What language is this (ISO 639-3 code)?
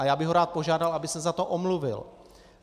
ces